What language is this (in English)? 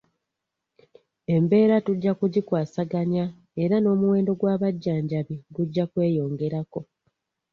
Ganda